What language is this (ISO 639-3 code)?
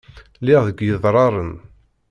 kab